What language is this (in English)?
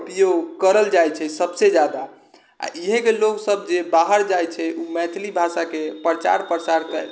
Maithili